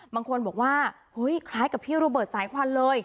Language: Thai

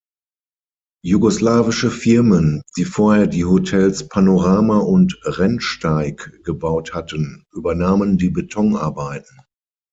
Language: German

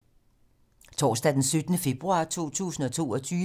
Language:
Danish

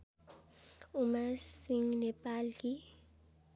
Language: Nepali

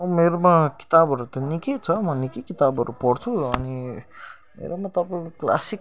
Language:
Nepali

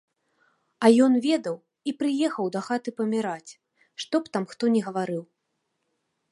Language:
Belarusian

